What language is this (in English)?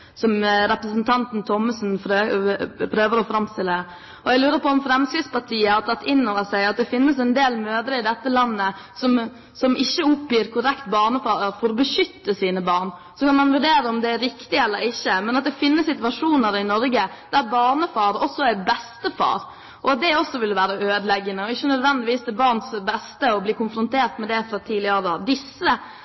Norwegian Bokmål